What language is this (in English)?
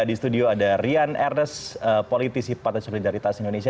Indonesian